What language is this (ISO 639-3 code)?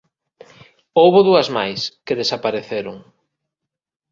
glg